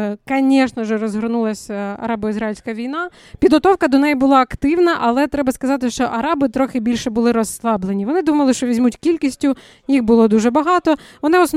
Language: Ukrainian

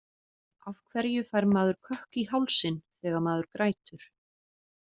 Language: Icelandic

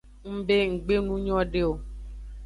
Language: Aja (Benin)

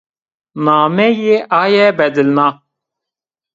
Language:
Zaza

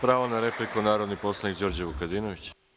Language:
Serbian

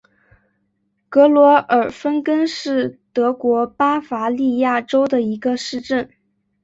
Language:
Chinese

